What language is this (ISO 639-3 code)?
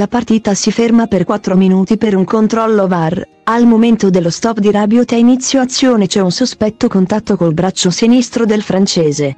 ita